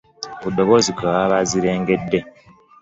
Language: Ganda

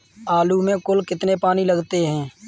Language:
Hindi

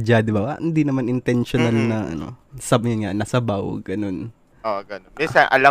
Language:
Filipino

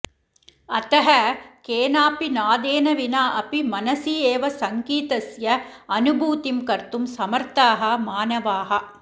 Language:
Sanskrit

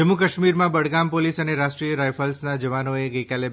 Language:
Gujarati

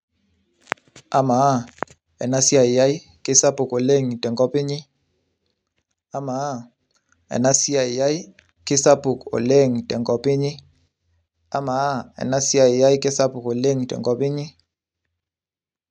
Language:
Masai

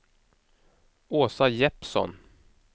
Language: Swedish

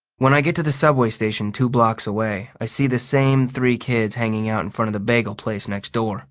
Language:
English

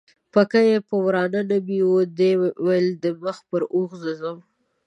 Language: Pashto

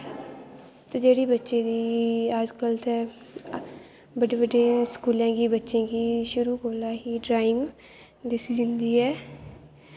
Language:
Dogri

